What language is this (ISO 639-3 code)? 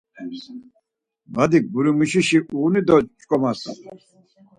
lzz